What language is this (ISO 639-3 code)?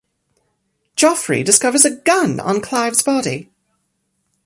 eng